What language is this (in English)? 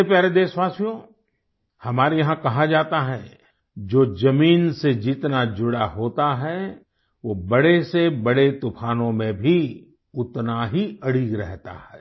Hindi